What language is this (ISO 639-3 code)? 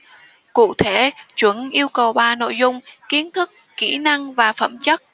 vie